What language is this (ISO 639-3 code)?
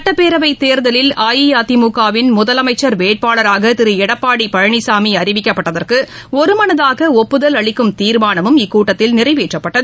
tam